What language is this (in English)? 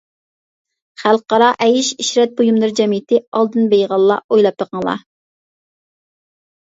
Uyghur